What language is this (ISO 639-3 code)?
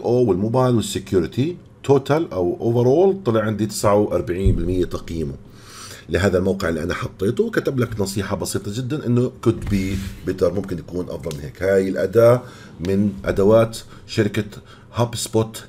ara